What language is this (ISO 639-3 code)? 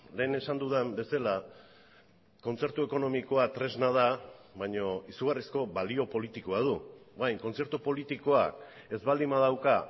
eus